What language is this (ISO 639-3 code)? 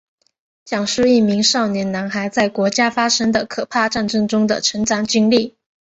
zho